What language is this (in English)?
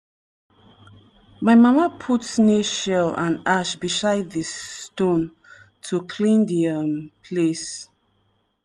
Nigerian Pidgin